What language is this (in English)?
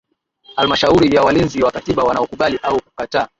Swahili